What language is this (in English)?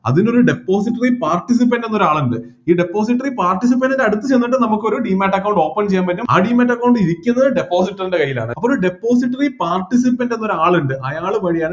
Malayalam